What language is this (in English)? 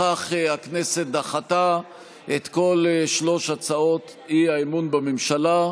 Hebrew